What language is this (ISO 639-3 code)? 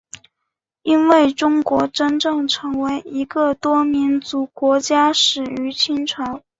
zho